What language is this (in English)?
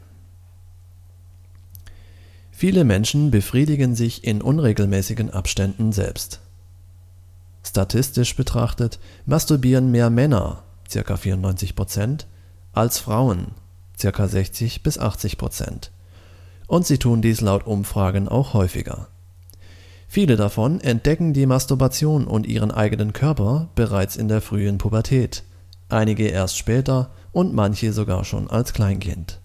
German